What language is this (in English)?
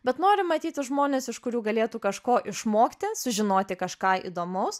Lithuanian